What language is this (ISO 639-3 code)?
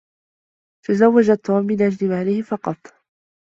ara